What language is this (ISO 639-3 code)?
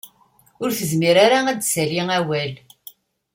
kab